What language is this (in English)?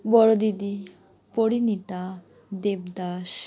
Bangla